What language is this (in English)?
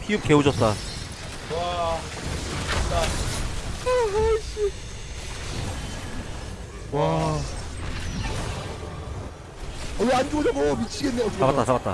Korean